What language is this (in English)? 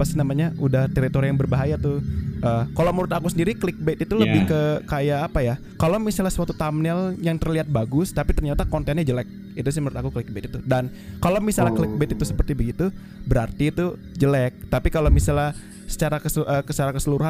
Indonesian